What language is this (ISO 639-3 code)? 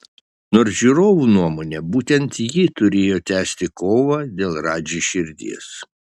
lit